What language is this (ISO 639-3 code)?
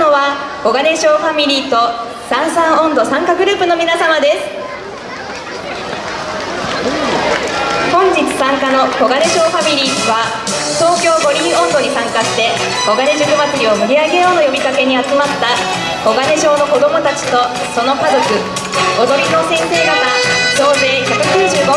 jpn